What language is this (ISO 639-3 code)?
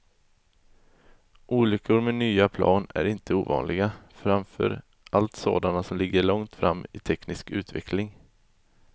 swe